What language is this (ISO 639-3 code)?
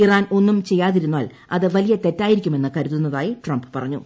mal